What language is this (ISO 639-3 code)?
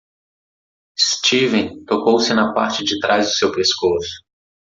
por